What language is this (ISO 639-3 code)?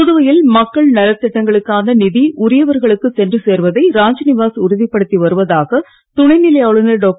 tam